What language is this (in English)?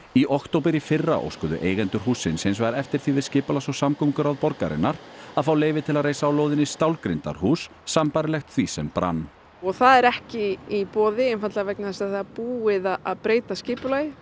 Icelandic